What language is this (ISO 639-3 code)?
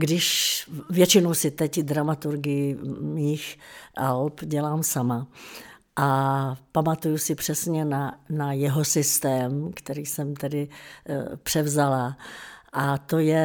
ces